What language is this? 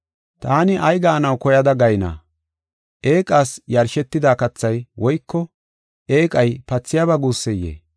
Gofa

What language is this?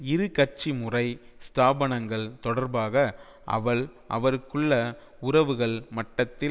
Tamil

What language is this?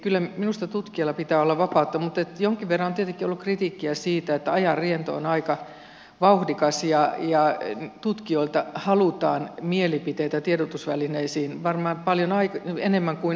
Finnish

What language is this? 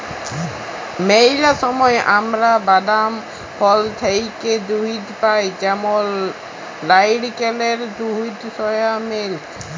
Bangla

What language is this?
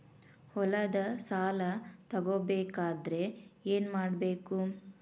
Kannada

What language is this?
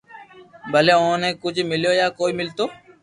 Loarki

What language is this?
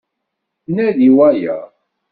Kabyle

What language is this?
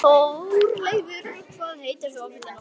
Icelandic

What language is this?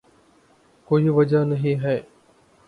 Urdu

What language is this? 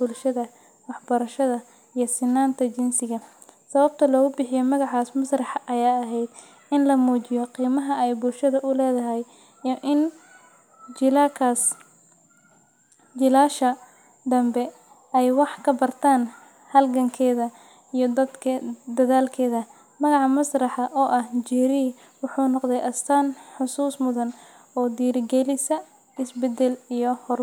Somali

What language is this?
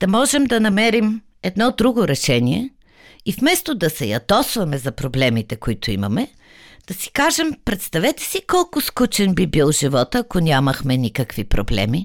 Bulgarian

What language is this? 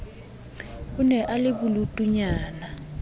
Southern Sotho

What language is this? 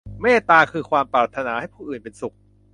Thai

